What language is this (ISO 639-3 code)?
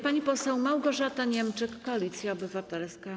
pol